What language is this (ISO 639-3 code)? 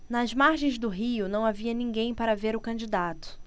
por